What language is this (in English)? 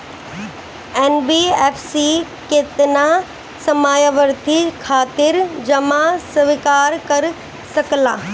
Bhojpuri